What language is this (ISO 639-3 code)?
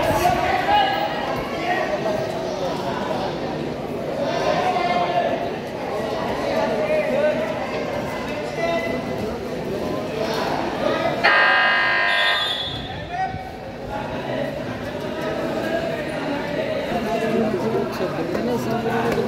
mar